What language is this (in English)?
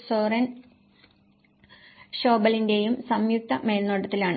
Malayalam